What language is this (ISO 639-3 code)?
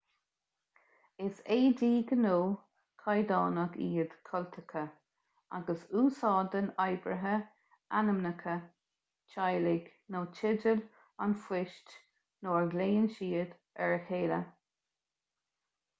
gle